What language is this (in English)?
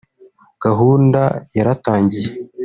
Kinyarwanda